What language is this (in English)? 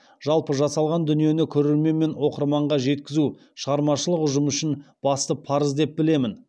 Kazakh